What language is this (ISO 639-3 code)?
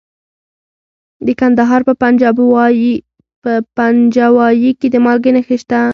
pus